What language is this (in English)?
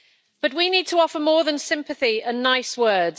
English